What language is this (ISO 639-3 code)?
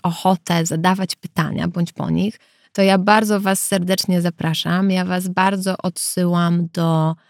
pol